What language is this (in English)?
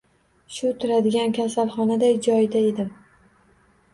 Uzbek